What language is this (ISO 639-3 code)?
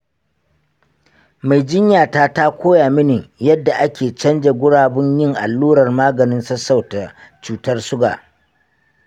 hau